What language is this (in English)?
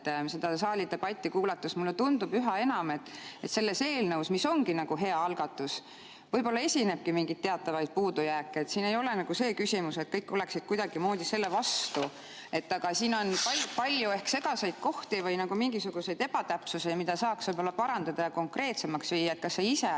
Estonian